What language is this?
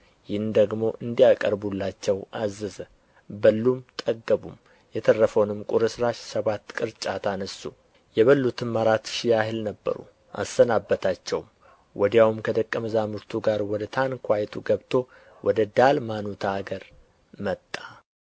Amharic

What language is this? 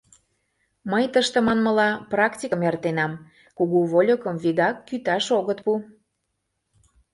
Mari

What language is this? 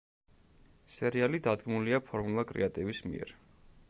Georgian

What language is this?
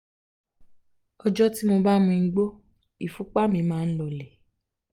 Yoruba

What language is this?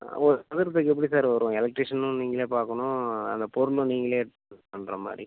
Tamil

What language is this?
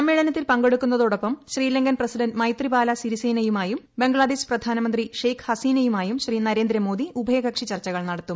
Malayalam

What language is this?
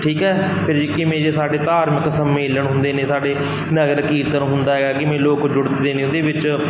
Punjabi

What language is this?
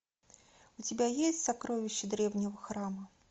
Russian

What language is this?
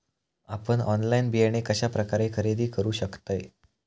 Marathi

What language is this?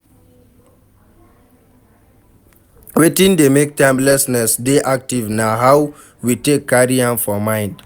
Nigerian Pidgin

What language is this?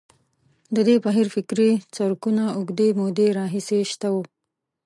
Pashto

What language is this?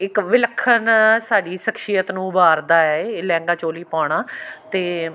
Punjabi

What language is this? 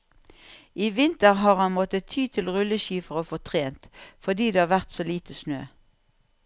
Norwegian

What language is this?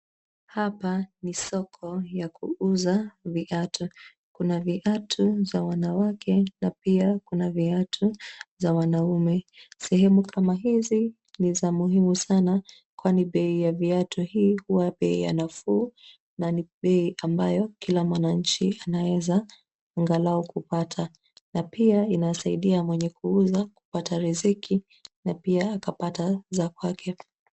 Swahili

